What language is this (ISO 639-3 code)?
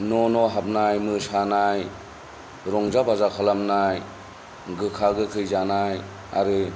brx